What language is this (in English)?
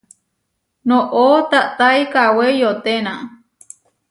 Huarijio